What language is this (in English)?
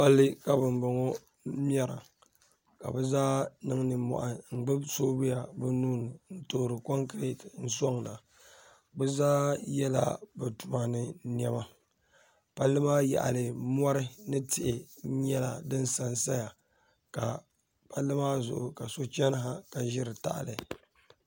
Dagbani